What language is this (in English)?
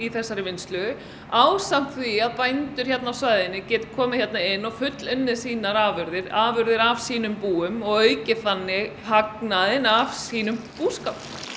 Icelandic